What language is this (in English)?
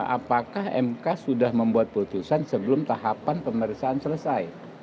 Indonesian